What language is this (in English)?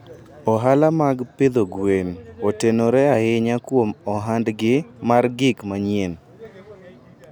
Luo (Kenya and Tanzania)